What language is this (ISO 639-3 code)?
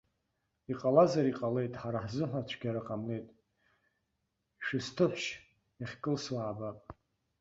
abk